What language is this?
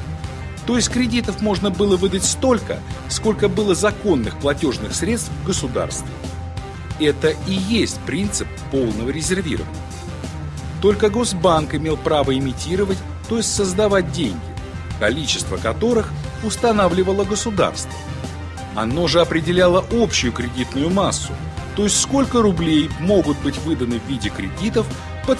Russian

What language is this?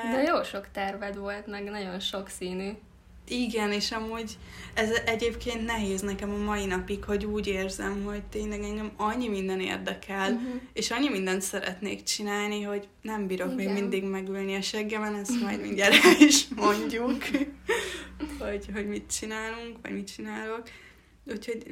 Hungarian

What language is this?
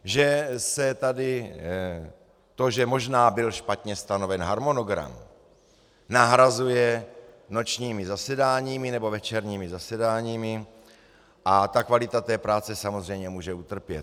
Czech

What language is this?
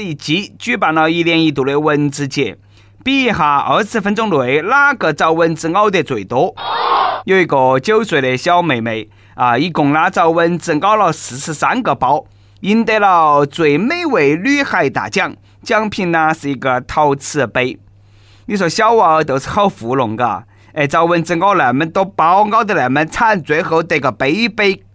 Chinese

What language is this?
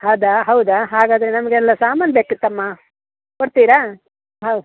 Kannada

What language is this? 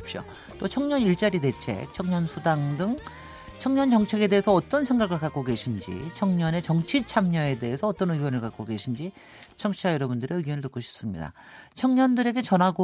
Korean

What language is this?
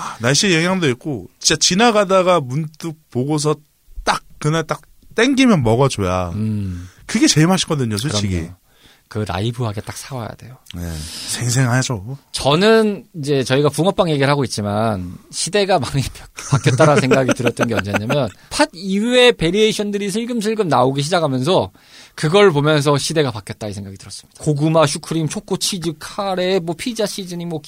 Korean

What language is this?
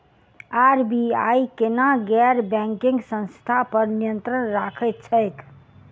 Maithili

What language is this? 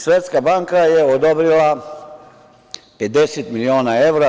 Serbian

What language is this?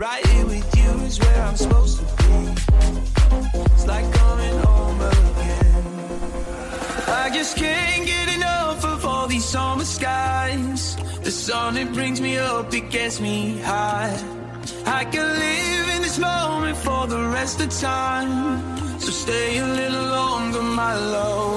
Slovak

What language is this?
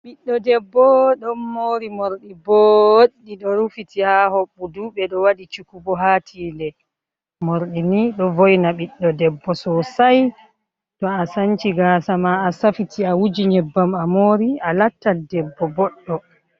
Fula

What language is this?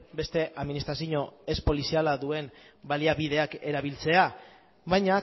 Basque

